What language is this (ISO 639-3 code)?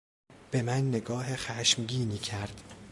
fas